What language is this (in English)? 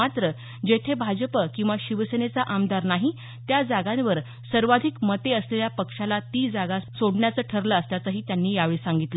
Marathi